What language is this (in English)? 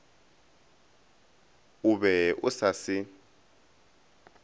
Northern Sotho